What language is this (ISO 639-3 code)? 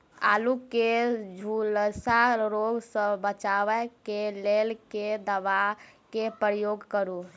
mai